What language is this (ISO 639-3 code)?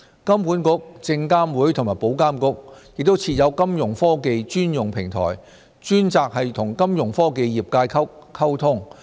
yue